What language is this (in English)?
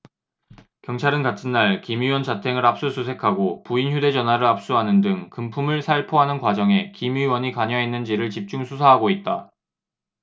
Korean